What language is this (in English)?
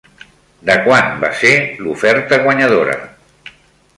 Catalan